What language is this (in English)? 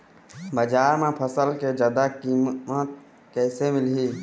Chhattisgarhi